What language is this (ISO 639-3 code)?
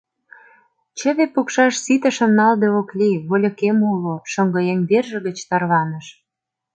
chm